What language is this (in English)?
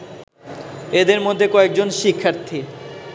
Bangla